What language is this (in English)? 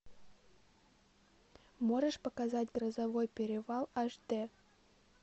Russian